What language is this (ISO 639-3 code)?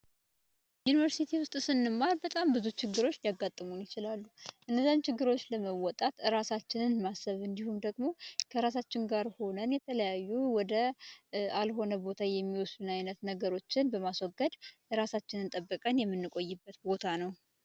amh